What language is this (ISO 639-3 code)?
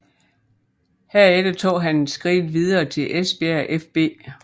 dan